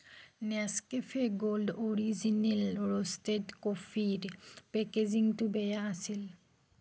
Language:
Assamese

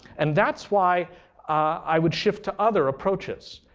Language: English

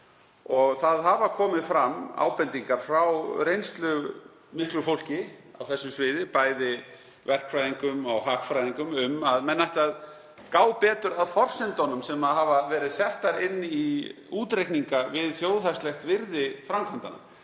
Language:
Icelandic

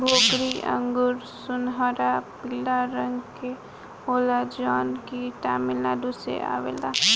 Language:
Bhojpuri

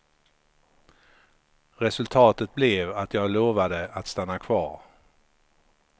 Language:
Swedish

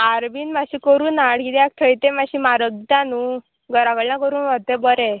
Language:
Konkani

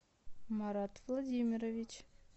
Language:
Russian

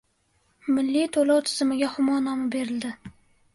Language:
Uzbek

